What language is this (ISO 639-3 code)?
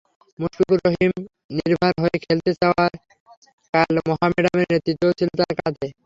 ben